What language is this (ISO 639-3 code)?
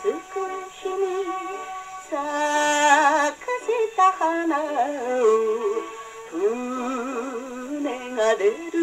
pol